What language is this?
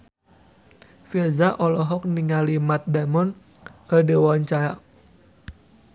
Sundanese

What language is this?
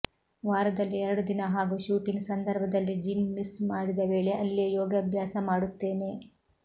Kannada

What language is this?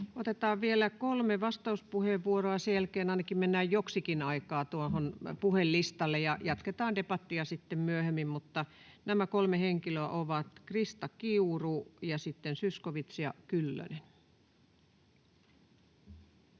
Finnish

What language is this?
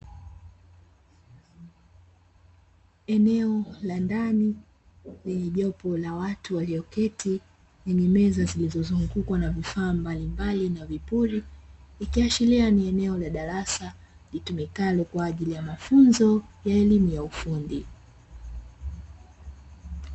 Swahili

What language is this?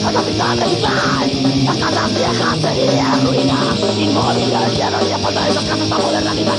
Thai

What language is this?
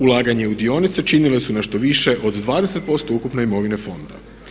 Croatian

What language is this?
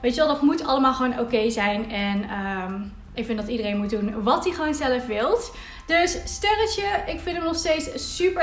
Dutch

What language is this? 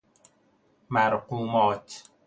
Persian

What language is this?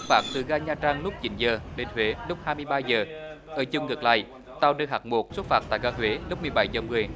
Vietnamese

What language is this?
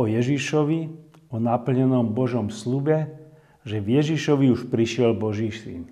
Slovak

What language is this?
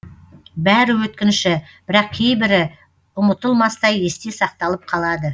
Kazakh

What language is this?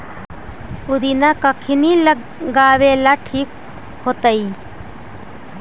Magahi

